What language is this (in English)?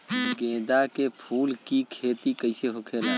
Bhojpuri